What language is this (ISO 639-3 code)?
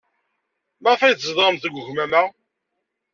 kab